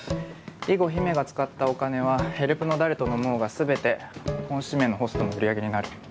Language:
Japanese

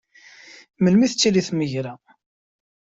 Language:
Kabyle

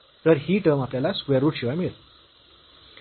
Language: Marathi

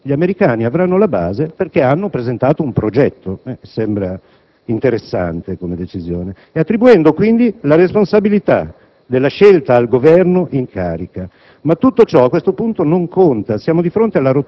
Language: Italian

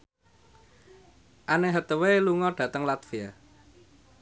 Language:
Javanese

